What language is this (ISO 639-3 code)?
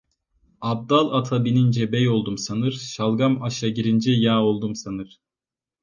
tur